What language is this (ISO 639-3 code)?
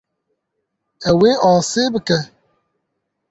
kur